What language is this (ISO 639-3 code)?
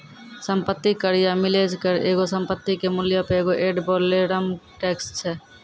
mai